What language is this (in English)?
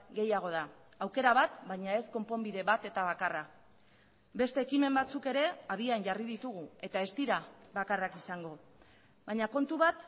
Basque